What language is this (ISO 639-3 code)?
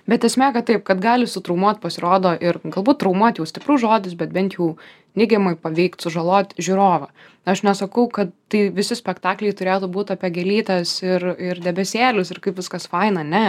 lit